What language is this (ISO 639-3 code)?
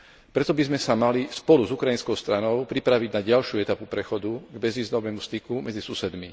slk